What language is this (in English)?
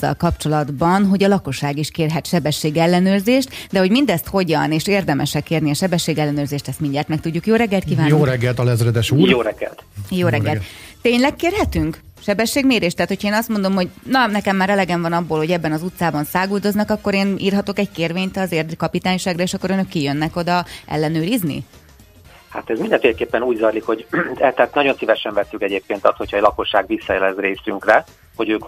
Hungarian